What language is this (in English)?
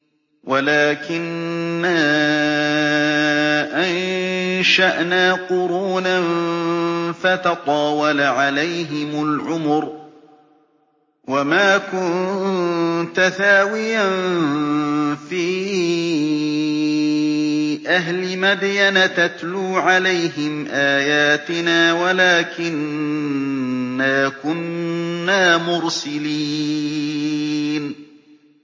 Arabic